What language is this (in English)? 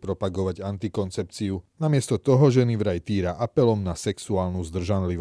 Slovak